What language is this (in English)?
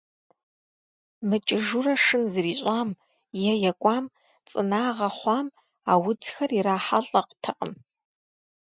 Kabardian